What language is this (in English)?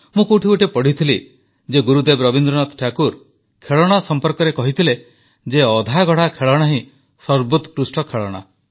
Odia